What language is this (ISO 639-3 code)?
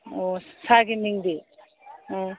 mni